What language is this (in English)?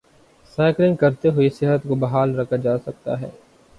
Urdu